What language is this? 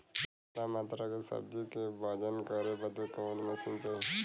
Bhojpuri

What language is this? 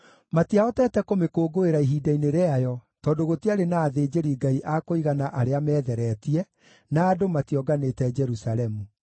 Kikuyu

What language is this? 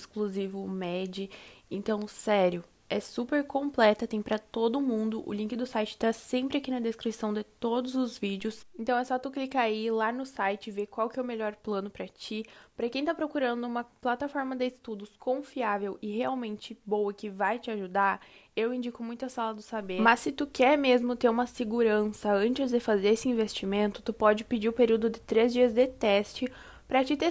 Portuguese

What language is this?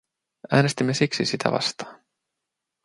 Finnish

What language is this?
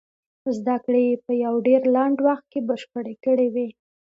Pashto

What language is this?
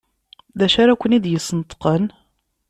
Kabyle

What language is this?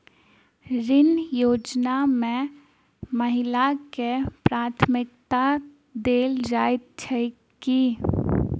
Maithili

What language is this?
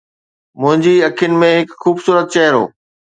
Sindhi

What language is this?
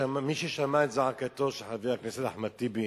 Hebrew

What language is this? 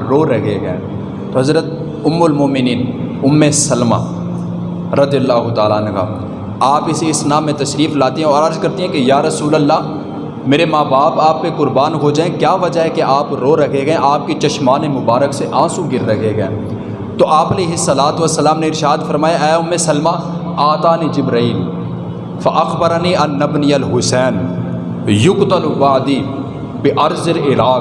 Urdu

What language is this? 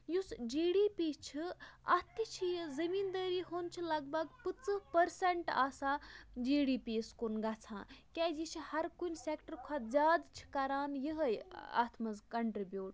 Kashmiri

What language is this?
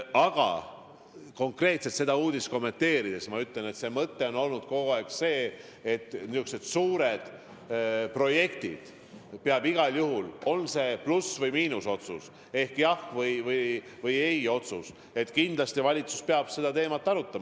Estonian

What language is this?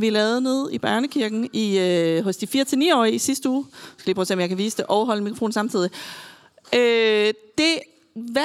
Danish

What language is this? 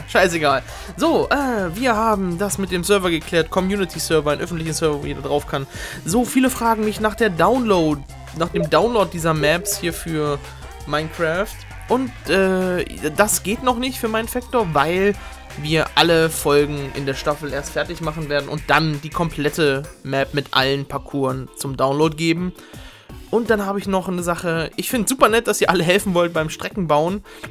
German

